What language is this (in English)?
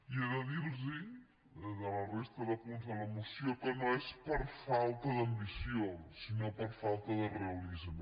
Catalan